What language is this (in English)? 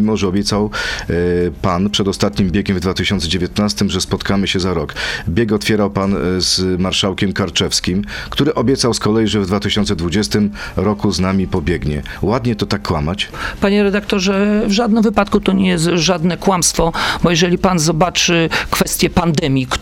Polish